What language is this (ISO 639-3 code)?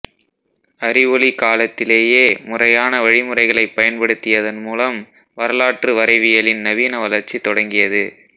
tam